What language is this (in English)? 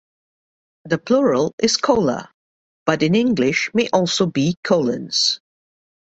English